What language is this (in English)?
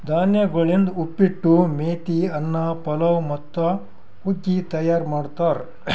Kannada